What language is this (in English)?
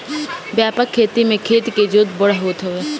Bhojpuri